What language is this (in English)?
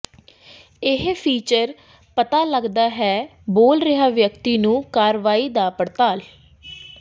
Punjabi